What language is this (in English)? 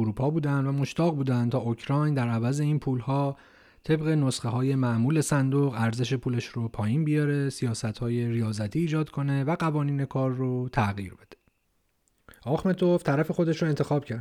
Persian